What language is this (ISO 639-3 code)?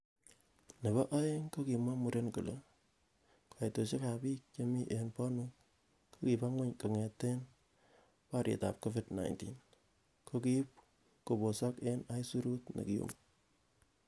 kln